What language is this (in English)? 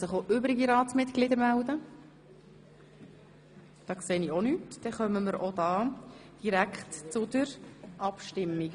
Swiss German